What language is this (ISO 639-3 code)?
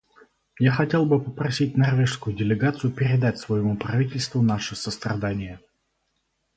rus